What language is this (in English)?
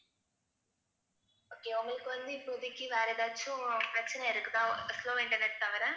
Tamil